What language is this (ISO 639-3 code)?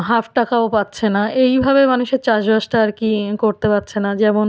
ben